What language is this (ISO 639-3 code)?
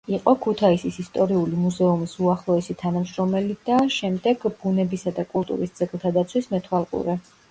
kat